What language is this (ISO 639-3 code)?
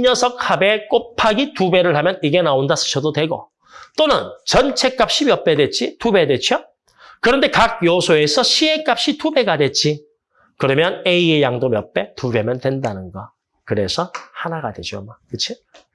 kor